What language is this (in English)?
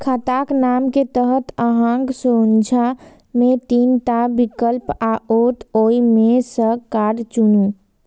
Maithili